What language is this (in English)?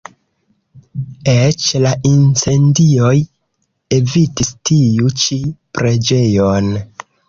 Esperanto